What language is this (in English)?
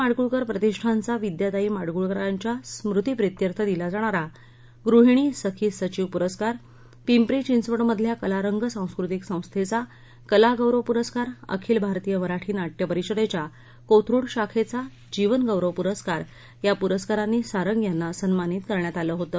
Marathi